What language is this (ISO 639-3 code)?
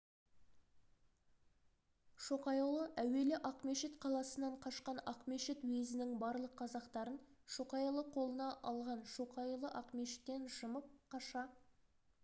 kaz